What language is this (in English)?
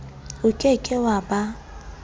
Southern Sotho